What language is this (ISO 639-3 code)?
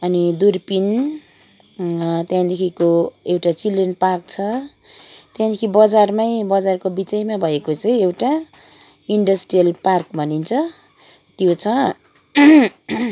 nep